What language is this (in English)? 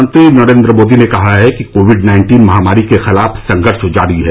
Hindi